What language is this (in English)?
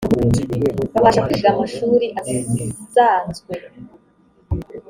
Kinyarwanda